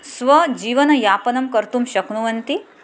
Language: Sanskrit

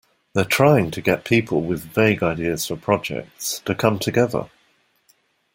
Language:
English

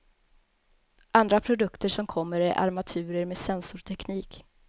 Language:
Swedish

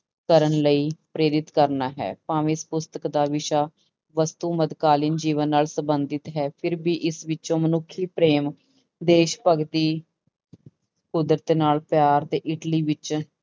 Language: Punjabi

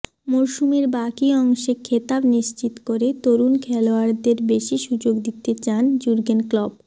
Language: Bangla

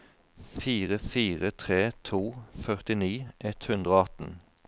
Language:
Norwegian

